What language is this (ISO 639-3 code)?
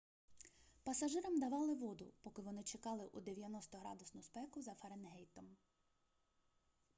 ukr